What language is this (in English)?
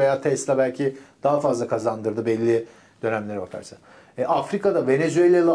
Turkish